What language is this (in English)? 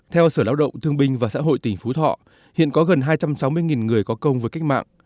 Vietnamese